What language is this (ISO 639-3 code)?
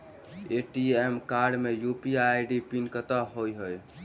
mai